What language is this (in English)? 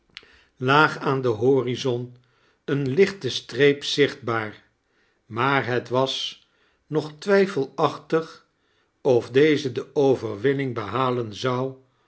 Dutch